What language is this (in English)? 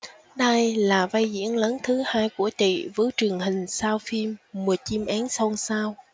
Vietnamese